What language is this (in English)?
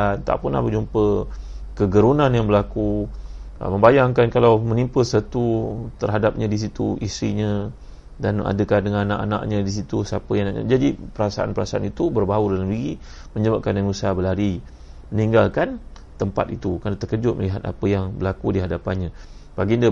Malay